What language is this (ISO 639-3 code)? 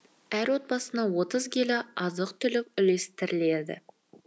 kaz